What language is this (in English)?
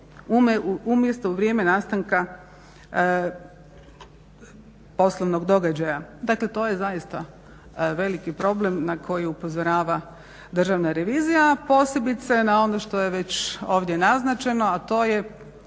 Croatian